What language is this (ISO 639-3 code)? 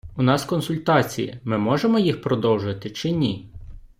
ukr